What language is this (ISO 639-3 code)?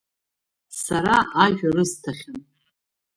abk